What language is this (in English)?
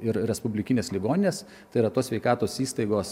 Lithuanian